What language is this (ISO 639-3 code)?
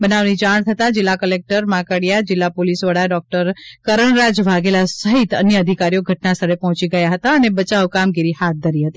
guj